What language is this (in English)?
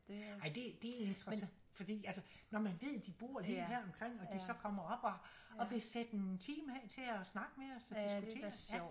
Danish